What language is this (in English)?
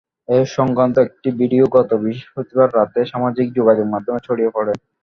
Bangla